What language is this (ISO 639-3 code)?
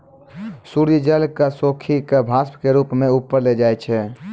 mai